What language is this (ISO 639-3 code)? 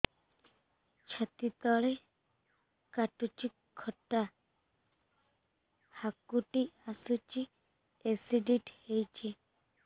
ori